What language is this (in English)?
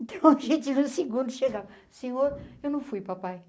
Portuguese